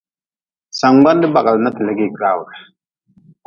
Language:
Nawdm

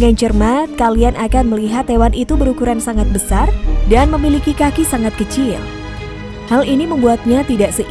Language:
Indonesian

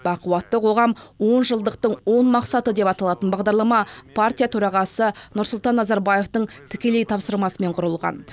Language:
Kazakh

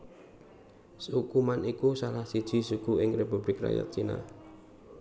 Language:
Javanese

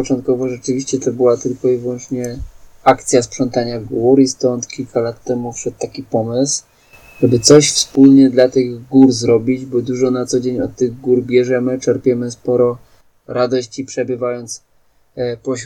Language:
Polish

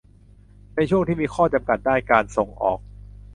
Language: Thai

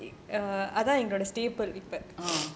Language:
English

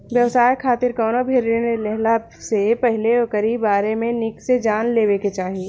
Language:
Bhojpuri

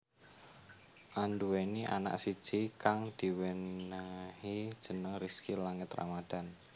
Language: Javanese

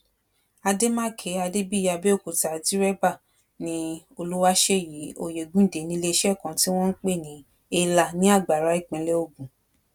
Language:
Yoruba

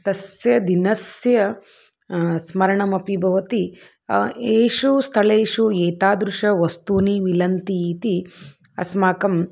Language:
Sanskrit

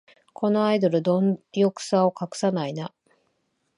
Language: Japanese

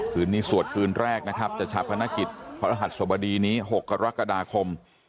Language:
Thai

